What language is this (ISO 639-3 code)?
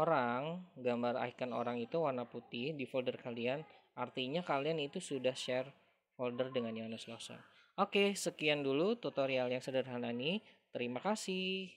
ind